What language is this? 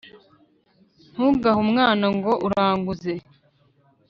Kinyarwanda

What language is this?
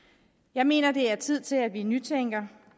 Danish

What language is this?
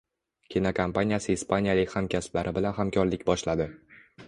Uzbek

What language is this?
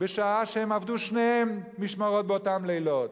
Hebrew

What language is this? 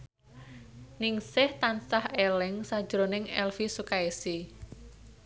Javanese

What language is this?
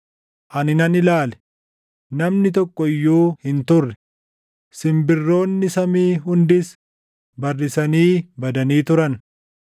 Oromo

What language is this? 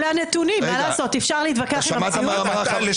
Hebrew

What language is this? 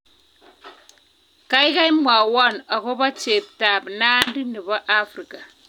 Kalenjin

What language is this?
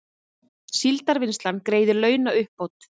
Icelandic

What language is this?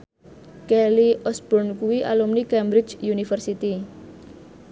Javanese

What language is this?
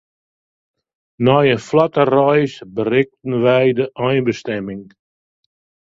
Western Frisian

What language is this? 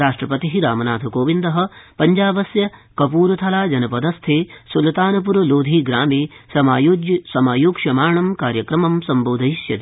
Sanskrit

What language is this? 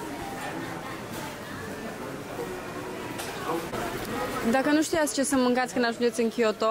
Romanian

